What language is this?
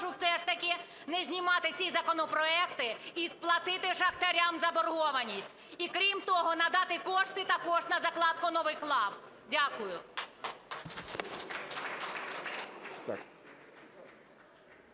Ukrainian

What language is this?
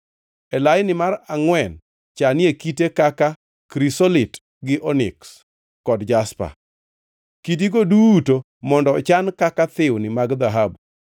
Luo (Kenya and Tanzania)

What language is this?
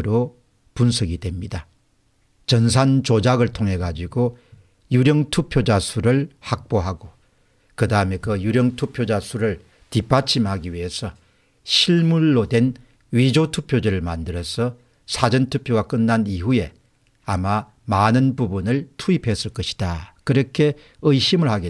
Korean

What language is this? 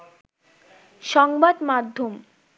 Bangla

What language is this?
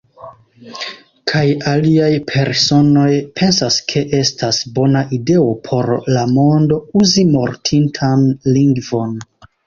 Esperanto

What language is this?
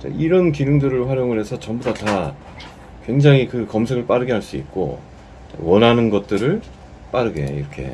Korean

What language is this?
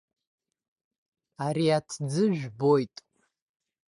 Abkhazian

